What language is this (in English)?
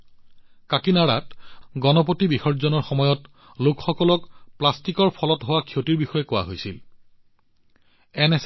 Assamese